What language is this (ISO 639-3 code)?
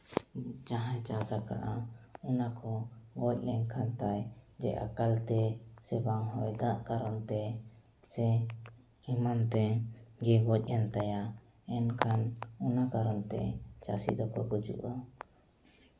sat